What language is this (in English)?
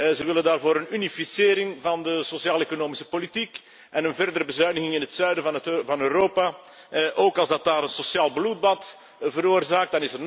Dutch